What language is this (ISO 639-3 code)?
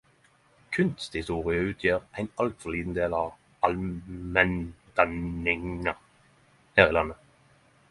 nno